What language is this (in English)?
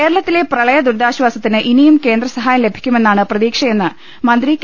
Malayalam